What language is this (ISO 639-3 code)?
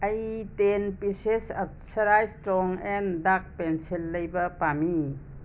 mni